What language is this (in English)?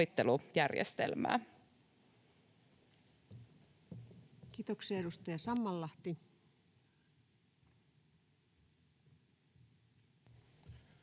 Finnish